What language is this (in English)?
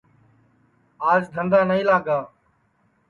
Sansi